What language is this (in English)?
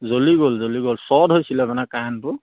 Assamese